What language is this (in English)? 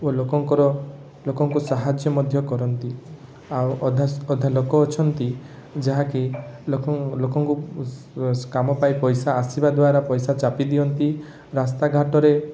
Odia